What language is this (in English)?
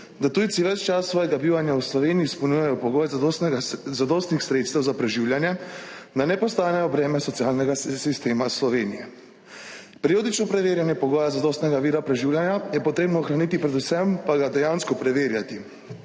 Slovenian